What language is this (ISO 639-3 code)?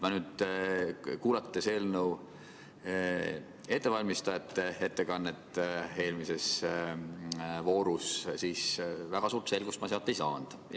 est